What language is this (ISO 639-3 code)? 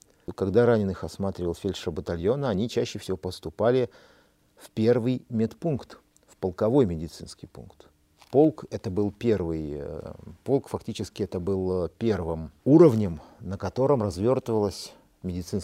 rus